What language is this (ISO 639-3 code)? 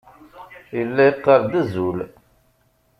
kab